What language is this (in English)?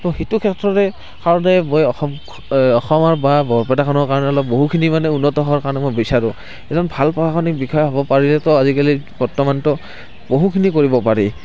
Assamese